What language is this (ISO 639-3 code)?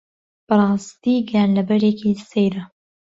ckb